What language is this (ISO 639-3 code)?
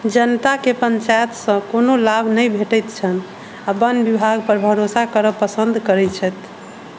mai